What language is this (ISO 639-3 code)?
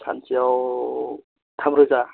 brx